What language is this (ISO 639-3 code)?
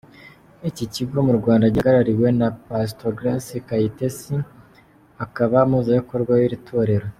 kin